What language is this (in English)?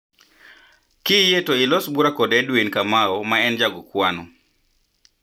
Luo (Kenya and Tanzania)